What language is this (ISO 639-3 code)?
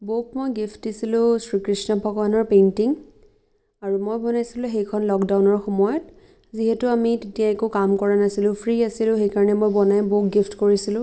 asm